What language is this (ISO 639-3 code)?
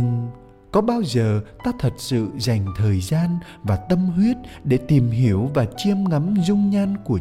vie